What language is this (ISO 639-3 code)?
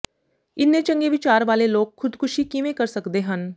pan